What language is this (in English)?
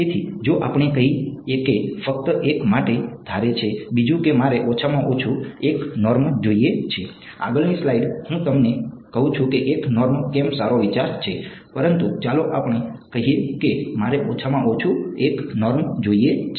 Gujarati